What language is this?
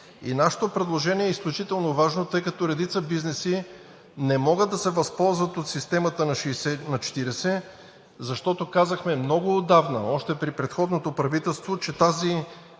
Bulgarian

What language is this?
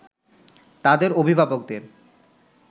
Bangla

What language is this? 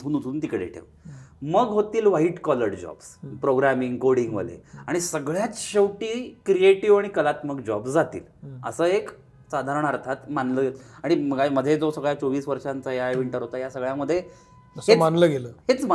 Marathi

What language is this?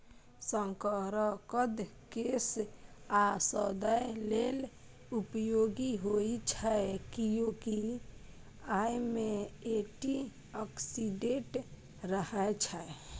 Maithili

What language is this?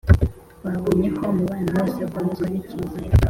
Kinyarwanda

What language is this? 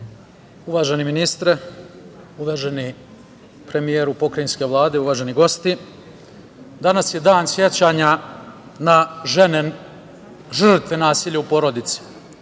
Serbian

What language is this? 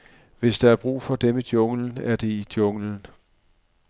Danish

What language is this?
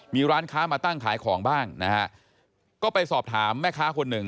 Thai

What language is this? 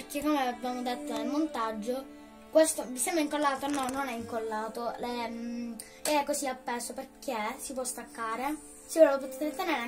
Italian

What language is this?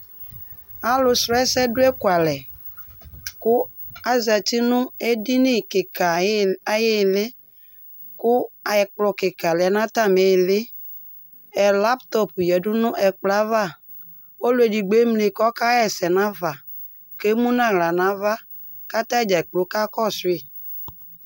Ikposo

